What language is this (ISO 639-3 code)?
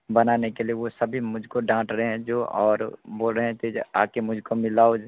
hin